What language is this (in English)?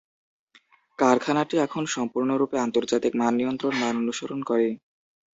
Bangla